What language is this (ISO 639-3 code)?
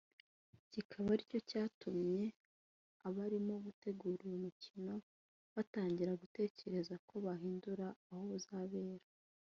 kin